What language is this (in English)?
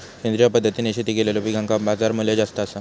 Marathi